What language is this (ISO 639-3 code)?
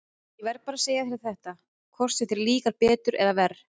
isl